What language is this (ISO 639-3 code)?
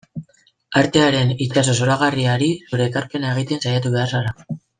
eus